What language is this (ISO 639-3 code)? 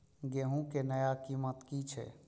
mai